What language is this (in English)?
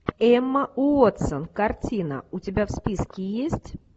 Russian